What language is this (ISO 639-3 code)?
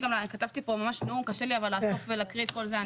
heb